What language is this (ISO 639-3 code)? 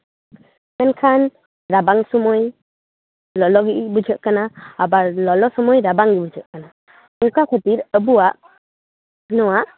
sat